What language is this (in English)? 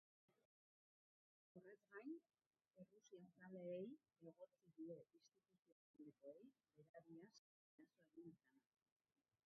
Basque